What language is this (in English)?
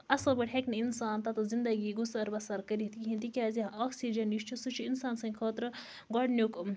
Kashmiri